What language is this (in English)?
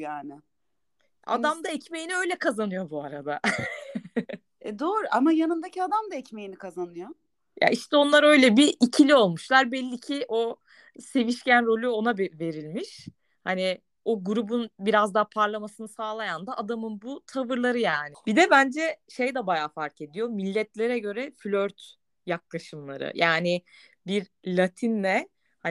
Turkish